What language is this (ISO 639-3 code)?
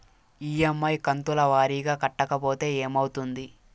tel